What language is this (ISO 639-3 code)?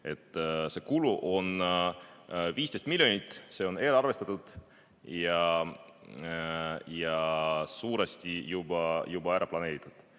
est